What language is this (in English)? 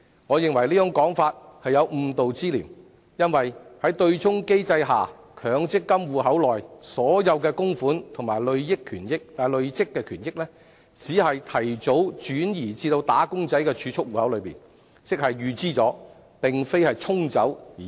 Cantonese